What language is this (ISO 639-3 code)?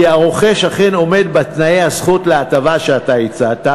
heb